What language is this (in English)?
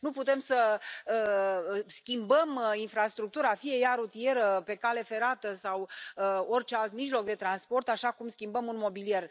Romanian